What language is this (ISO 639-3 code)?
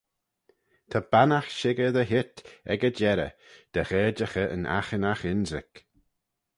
glv